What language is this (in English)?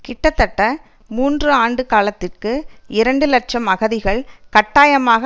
Tamil